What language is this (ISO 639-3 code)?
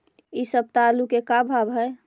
mag